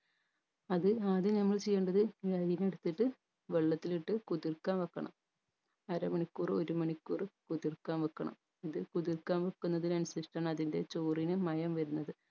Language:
Malayalam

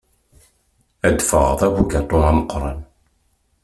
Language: Kabyle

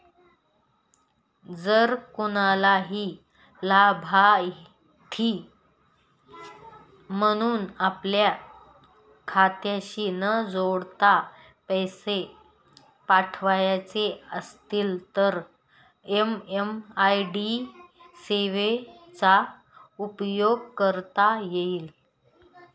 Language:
Marathi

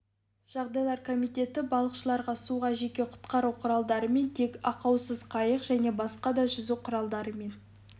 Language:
Kazakh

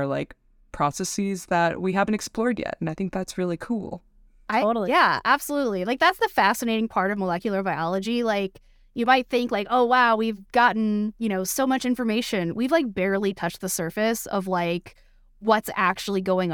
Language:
English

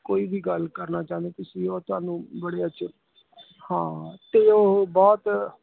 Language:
Punjabi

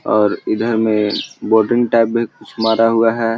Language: Magahi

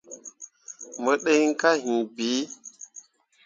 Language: Mundang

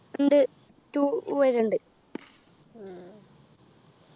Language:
Malayalam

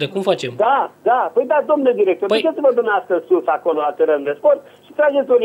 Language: Romanian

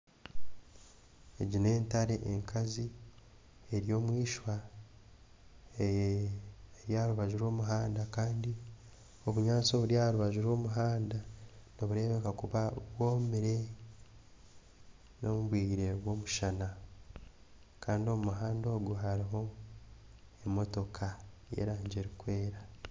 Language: Nyankole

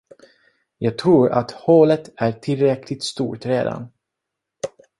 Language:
Swedish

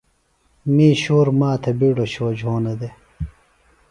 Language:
Phalura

